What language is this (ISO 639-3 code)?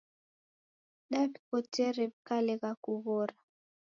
dav